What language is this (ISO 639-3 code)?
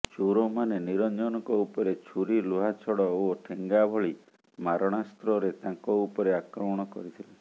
ori